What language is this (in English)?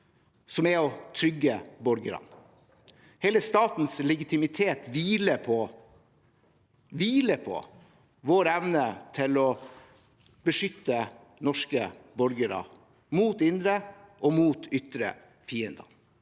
Norwegian